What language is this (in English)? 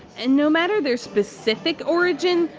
English